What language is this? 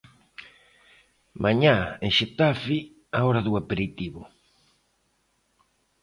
Galician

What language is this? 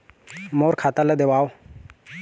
Chhattisgarhi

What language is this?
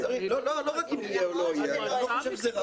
Hebrew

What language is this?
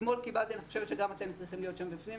Hebrew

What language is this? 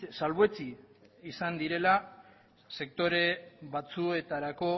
Basque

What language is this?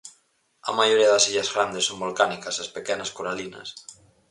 Galician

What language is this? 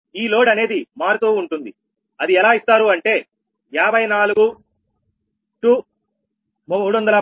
Telugu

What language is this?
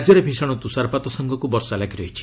Odia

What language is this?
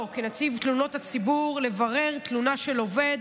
Hebrew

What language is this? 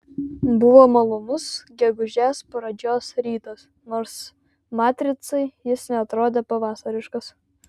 Lithuanian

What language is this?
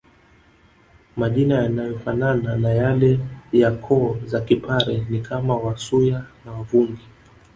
Swahili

